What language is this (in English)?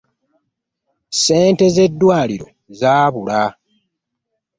Ganda